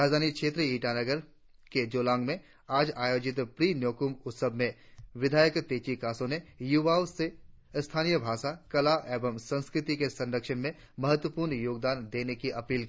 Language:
Hindi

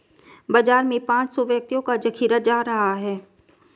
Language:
Hindi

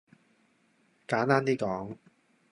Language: Cantonese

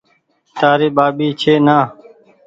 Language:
Goaria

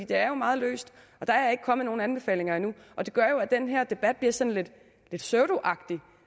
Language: Danish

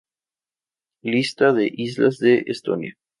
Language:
Spanish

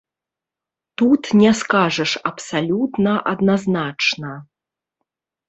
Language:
Belarusian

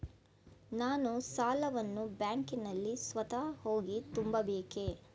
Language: Kannada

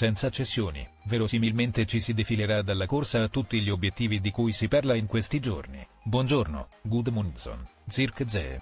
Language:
Italian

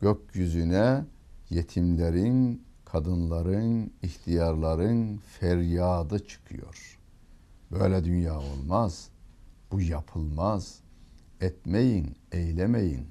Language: Turkish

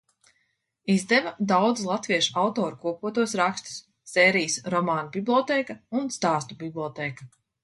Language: Latvian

